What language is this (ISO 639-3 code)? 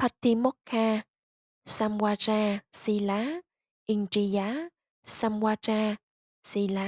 vie